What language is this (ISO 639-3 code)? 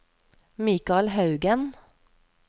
nor